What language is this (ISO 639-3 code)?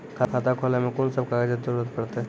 mai